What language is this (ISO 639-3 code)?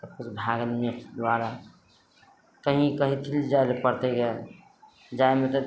mai